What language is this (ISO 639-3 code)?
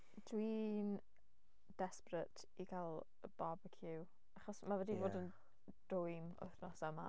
cym